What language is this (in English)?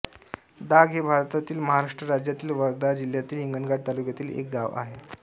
Marathi